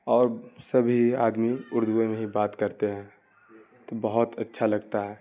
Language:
Urdu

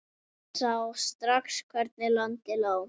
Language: Icelandic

